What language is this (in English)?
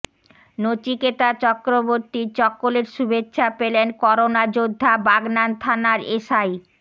Bangla